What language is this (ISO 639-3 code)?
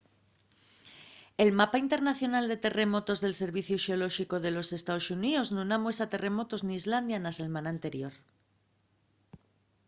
ast